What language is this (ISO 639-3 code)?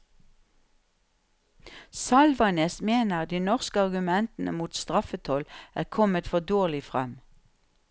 nor